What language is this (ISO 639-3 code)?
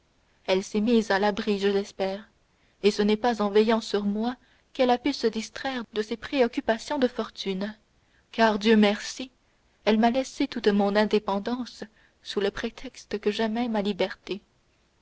fra